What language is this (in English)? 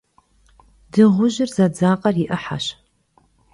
Kabardian